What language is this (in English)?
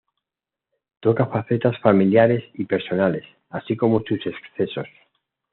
Spanish